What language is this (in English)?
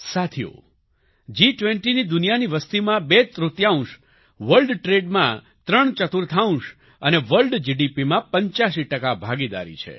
Gujarati